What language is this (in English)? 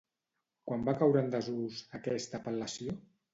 Catalan